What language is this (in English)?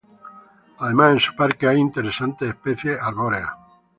Spanish